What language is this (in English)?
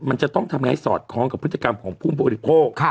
Thai